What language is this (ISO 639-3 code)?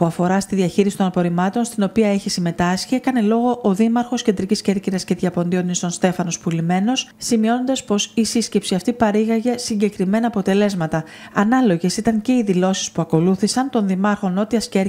ell